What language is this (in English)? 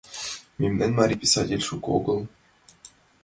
Mari